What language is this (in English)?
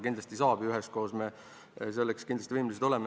Estonian